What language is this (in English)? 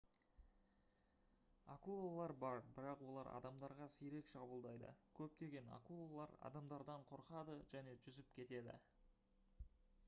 Kazakh